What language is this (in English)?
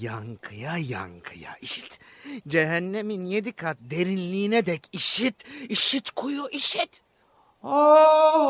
Turkish